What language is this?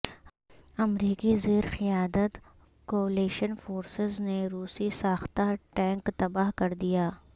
Urdu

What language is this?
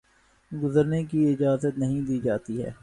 Urdu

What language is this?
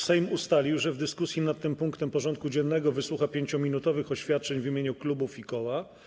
Polish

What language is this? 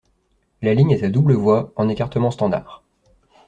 French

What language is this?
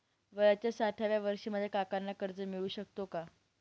Marathi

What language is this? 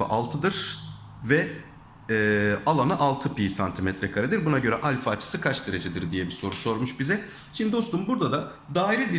Turkish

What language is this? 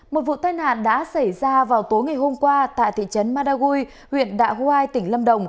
Vietnamese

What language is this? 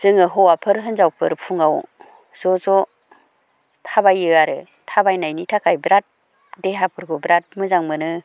Bodo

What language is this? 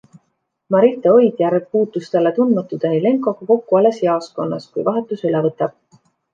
Estonian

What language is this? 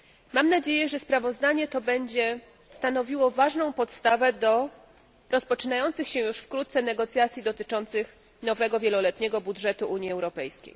Polish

